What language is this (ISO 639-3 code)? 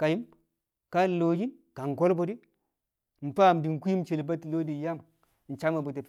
kcq